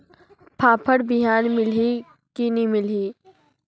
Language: Chhattisgarhi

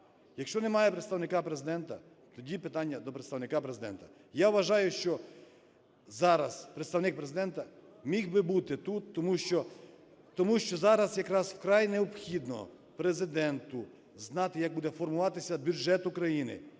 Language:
Ukrainian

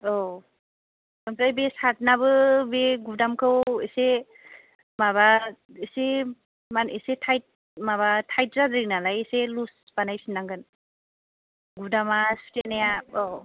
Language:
Bodo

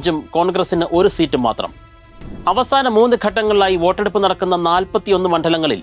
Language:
Malayalam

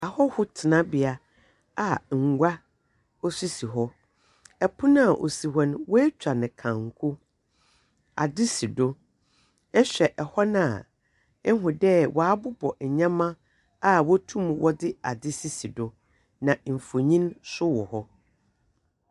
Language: Akan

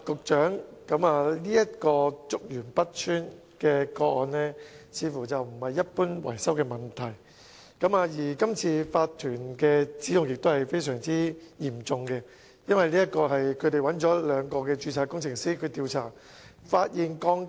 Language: Cantonese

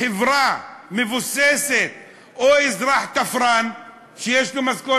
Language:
Hebrew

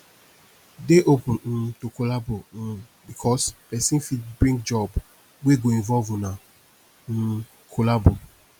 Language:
Nigerian Pidgin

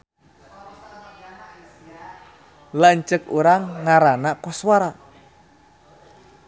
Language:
Sundanese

